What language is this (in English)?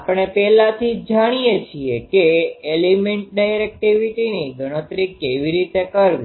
Gujarati